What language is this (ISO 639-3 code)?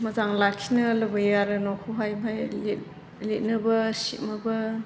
brx